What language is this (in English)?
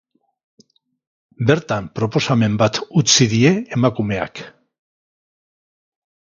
Basque